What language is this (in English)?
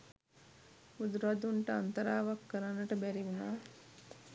Sinhala